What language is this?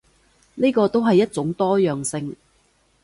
Cantonese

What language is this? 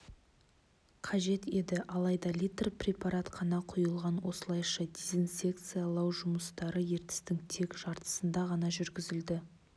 Kazakh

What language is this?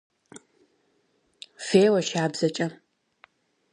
Kabardian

